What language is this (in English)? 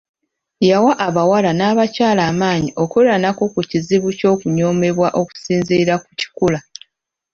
Ganda